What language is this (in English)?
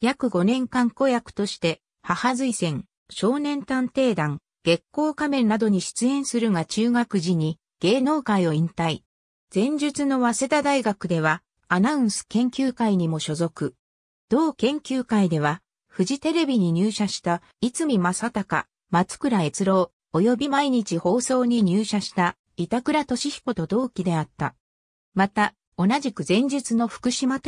Japanese